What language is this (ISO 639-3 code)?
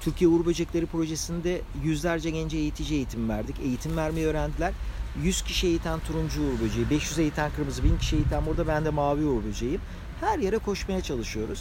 tur